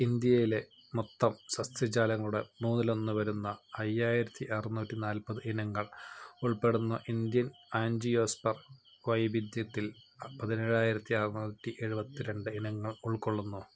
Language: Malayalam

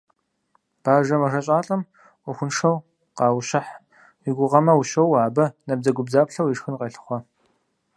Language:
Kabardian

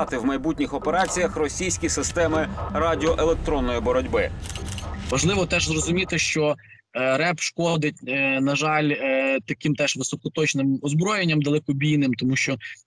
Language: Ukrainian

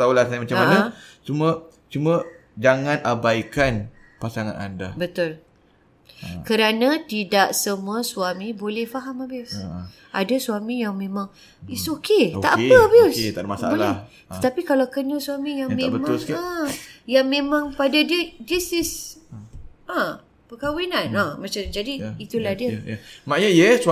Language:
Malay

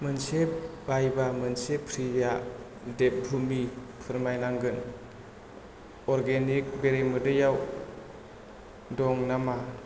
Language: Bodo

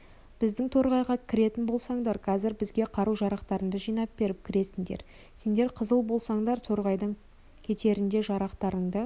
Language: Kazakh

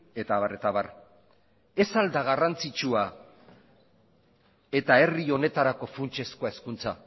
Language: Basque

